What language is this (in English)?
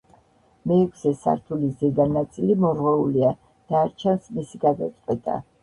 Georgian